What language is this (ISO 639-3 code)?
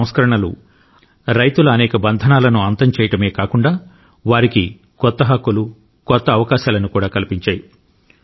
tel